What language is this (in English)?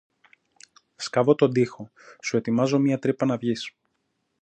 Greek